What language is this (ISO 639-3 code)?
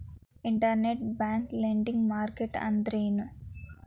kan